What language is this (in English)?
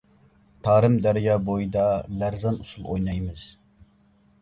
Uyghur